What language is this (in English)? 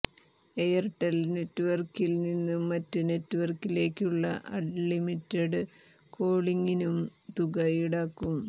Malayalam